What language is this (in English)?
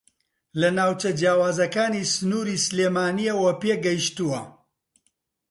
Central Kurdish